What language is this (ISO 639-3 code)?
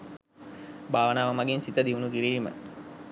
sin